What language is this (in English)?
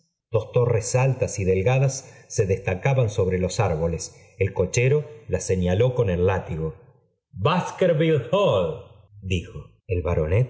Spanish